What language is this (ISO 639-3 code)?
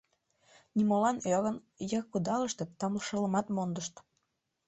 chm